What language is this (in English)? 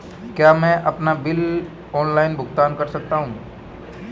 Hindi